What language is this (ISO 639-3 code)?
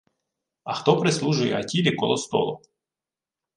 ukr